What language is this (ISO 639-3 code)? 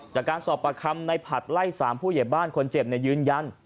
tha